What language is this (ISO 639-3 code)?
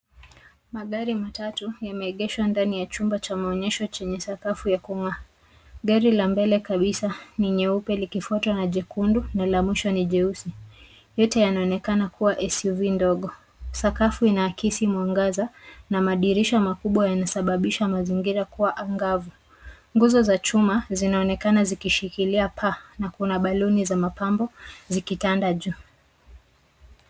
swa